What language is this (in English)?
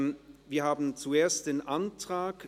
Swiss German